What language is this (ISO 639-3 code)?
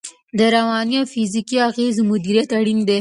pus